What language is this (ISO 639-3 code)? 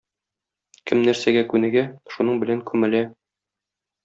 tat